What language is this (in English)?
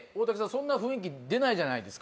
Japanese